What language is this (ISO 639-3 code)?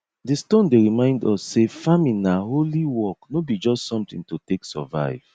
pcm